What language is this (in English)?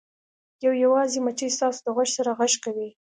Pashto